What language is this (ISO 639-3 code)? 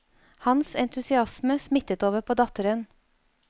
nor